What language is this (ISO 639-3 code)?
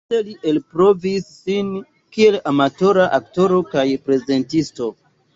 epo